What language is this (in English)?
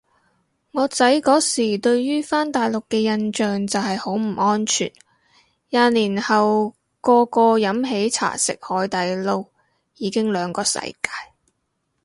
Cantonese